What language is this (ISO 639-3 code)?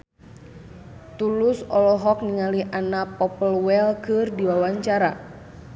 sun